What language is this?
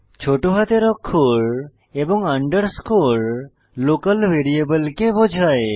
Bangla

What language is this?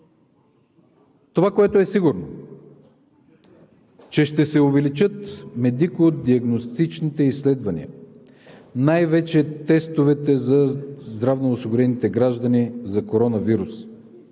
Bulgarian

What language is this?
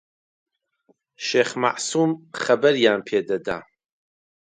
Central Kurdish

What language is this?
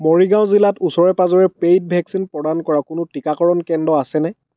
Assamese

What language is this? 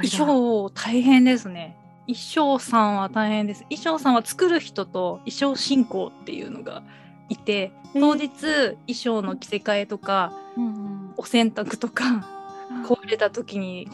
Japanese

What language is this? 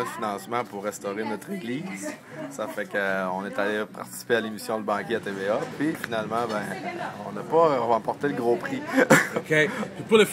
French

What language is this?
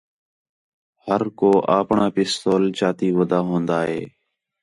Khetrani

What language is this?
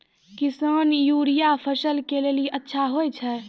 Maithili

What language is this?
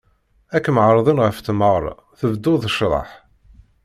Kabyle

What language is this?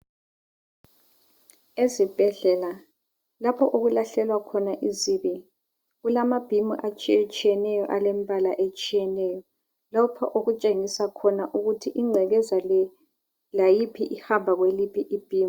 North Ndebele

